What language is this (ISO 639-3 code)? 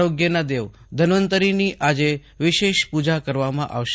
guj